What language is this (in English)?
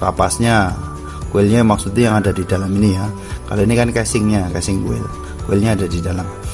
Indonesian